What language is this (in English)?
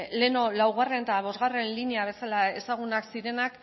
Basque